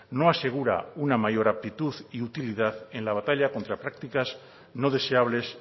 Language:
Spanish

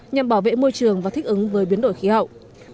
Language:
Vietnamese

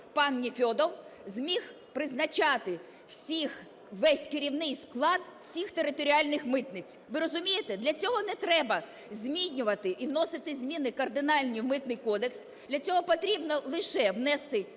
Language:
Ukrainian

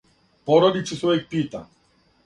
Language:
Serbian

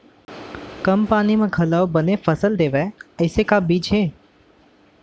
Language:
Chhattisgarhi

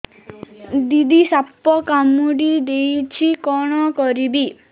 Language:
Odia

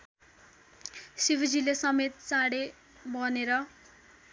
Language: Nepali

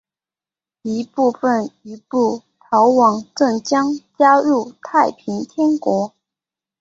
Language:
Chinese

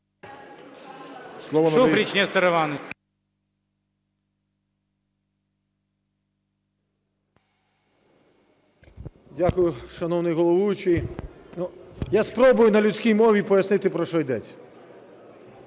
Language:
Ukrainian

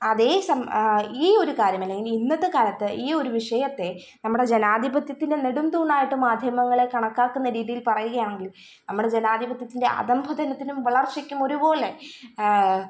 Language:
Malayalam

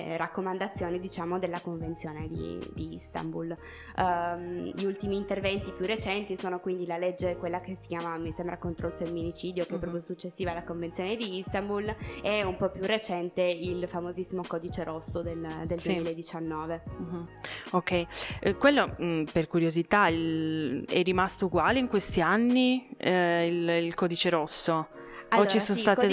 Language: Italian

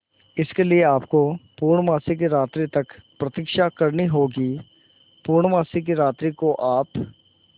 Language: Hindi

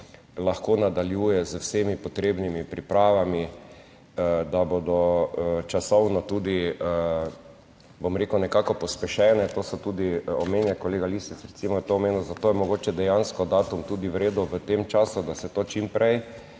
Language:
Slovenian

